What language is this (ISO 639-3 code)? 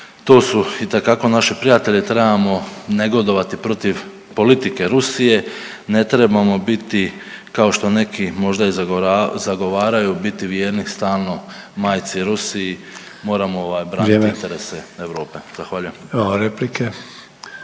hrv